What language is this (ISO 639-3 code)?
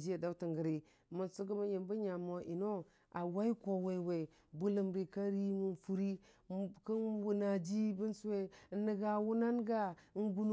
cfa